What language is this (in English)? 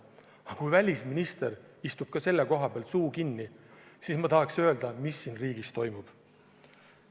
Estonian